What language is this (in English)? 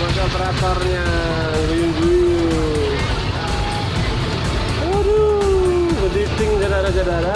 Indonesian